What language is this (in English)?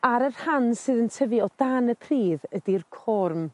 Welsh